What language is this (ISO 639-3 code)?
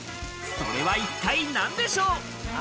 jpn